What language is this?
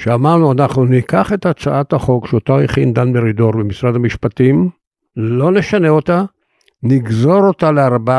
Hebrew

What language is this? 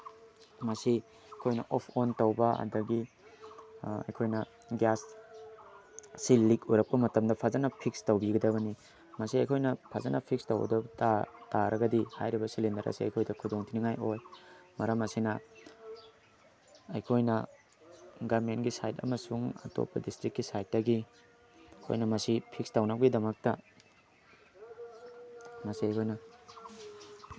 Manipuri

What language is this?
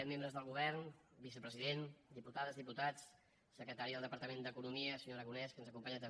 Catalan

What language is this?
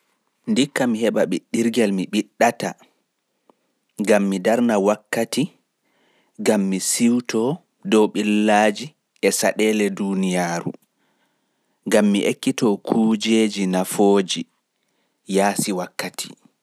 Pular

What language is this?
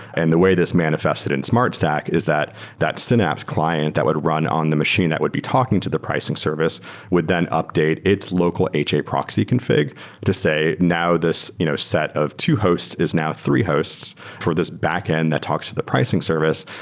English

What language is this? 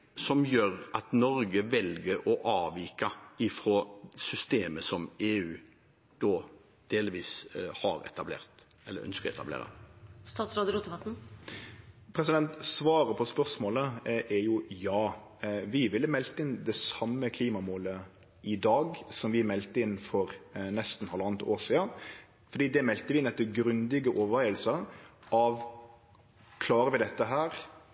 Norwegian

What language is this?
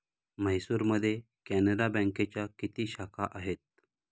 Marathi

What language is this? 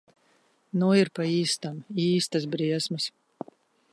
Latvian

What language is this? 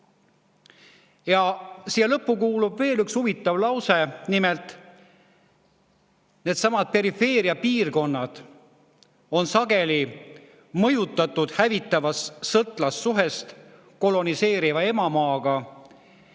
Estonian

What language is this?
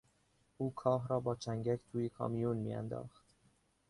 Persian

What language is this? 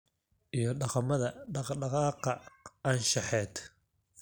Somali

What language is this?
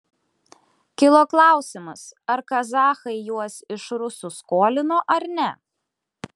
Lithuanian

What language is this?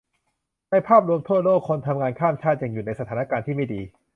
Thai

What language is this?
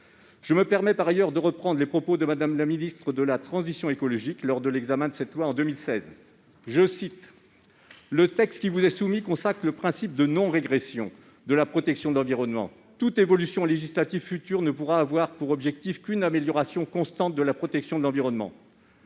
French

